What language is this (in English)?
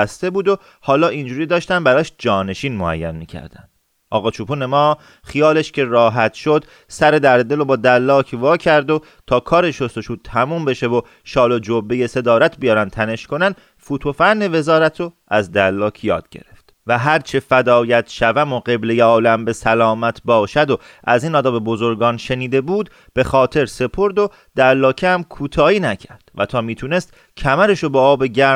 Persian